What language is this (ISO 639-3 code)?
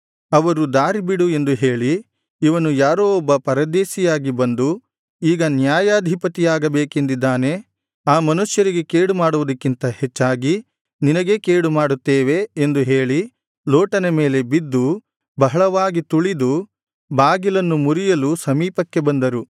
kan